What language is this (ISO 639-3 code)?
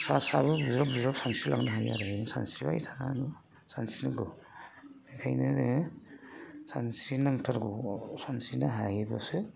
brx